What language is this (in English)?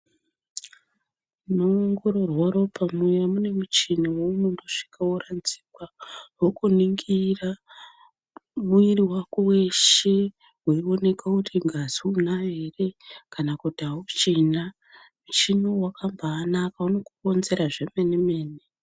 Ndau